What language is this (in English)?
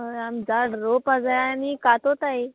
Konkani